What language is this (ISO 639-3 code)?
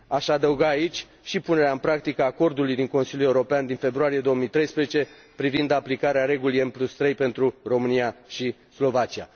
ron